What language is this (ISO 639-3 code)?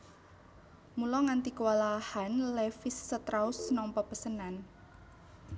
jav